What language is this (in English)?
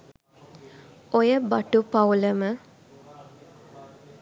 Sinhala